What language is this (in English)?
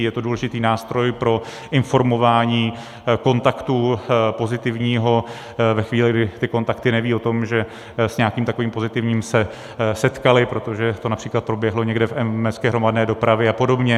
Czech